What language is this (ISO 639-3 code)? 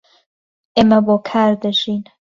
ckb